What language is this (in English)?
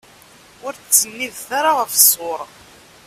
Kabyle